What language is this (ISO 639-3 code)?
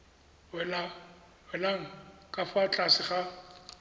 tsn